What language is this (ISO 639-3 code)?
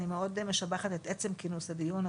heb